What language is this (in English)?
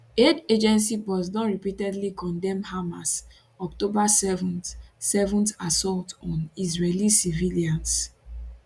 Nigerian Pidgin